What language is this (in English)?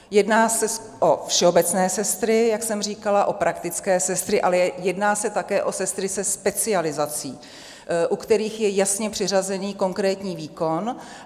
Czech